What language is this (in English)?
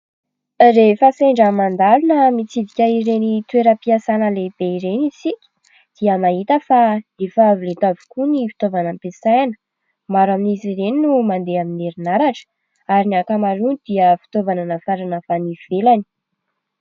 Malagasy